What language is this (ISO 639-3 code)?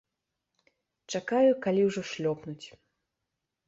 bel